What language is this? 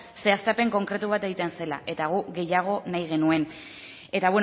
Basque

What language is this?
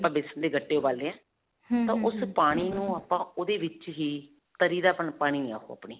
Punjabi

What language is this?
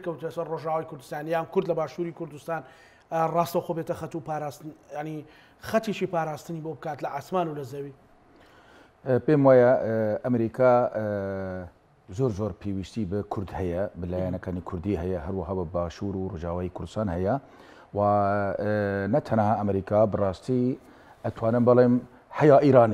Arabic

